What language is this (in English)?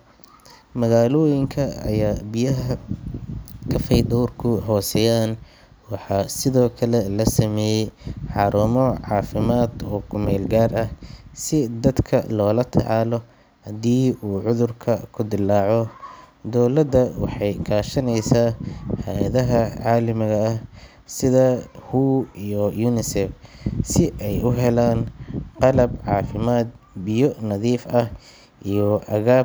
Somali